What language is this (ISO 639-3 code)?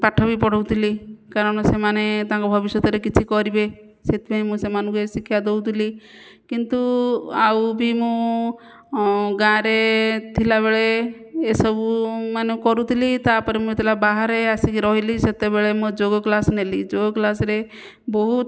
ori